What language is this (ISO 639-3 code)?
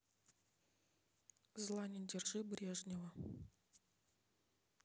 rus